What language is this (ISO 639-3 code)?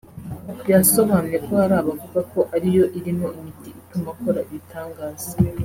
kin